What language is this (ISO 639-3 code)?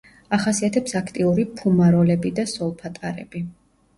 kat